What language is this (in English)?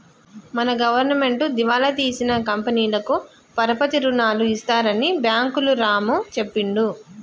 Telugu